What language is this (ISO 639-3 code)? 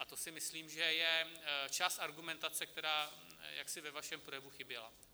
ces